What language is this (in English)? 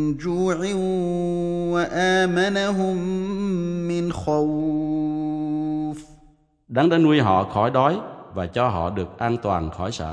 Vietnamese